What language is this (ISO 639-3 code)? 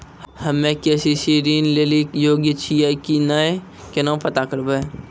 mai